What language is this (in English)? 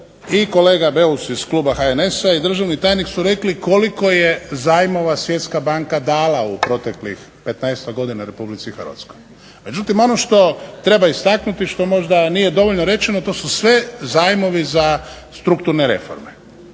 Croatian